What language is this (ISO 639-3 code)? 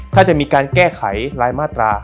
tha